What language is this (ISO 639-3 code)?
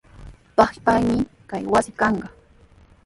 qws